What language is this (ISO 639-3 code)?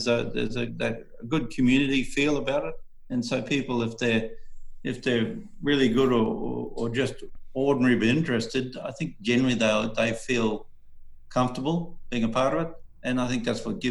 eng